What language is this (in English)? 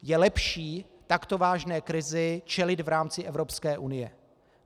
Czech